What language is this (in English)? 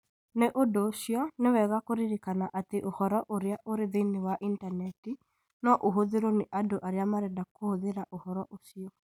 Kikuyu